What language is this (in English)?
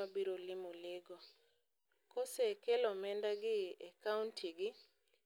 Luo (Kenya and Tanzania)